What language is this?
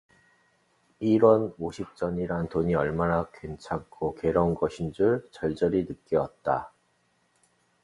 Korean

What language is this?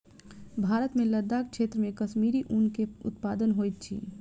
Maithili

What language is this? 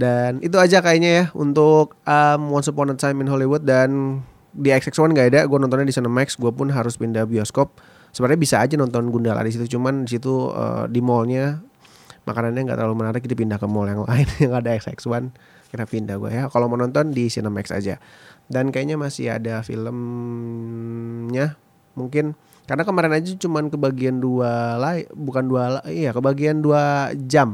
Indonesian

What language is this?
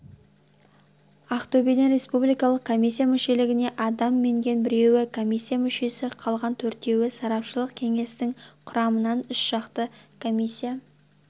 Kazakh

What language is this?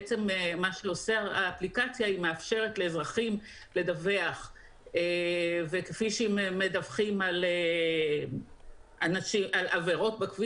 Hebrew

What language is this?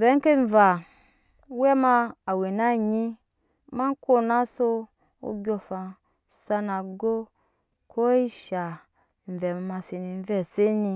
Nyankpa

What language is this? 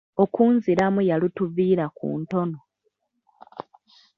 Ganda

